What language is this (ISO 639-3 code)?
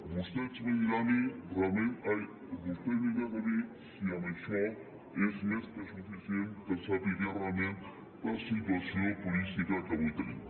cat